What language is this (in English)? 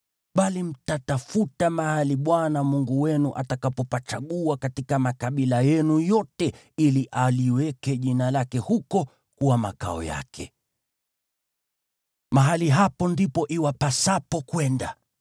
Swahili